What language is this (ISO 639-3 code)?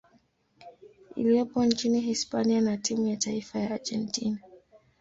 swa